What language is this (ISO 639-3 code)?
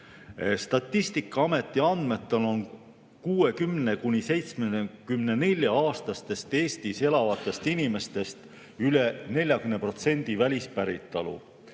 est